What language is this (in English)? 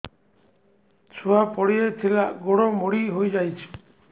Odia